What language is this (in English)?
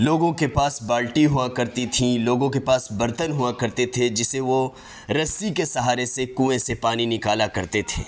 Urdu